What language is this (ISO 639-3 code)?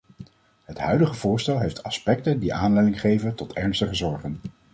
nld